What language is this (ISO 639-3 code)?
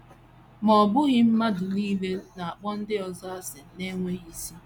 ibo